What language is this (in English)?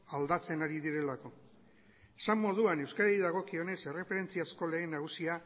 Basque